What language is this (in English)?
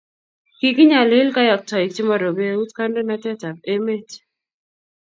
Kalenjin